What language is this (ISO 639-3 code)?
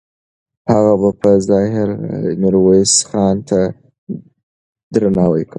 pus